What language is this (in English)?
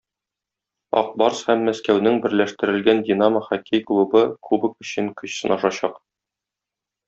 Tatar